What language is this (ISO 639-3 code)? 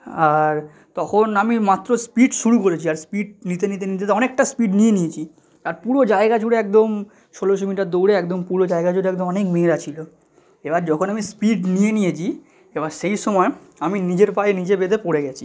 ben